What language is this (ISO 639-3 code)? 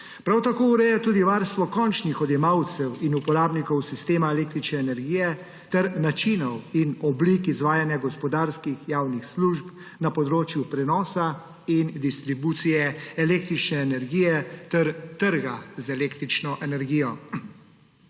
slv